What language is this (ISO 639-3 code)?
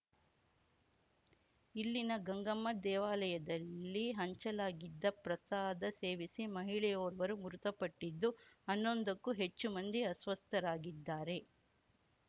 kan